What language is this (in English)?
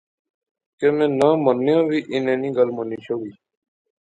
Pahari-Potwari